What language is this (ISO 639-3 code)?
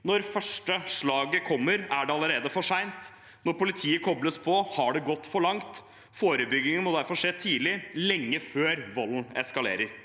nor